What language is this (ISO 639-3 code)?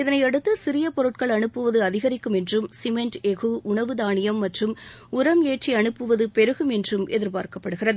tam